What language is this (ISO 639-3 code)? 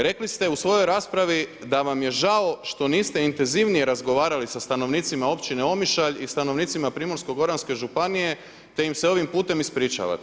hrv